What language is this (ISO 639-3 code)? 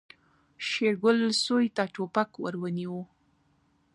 pus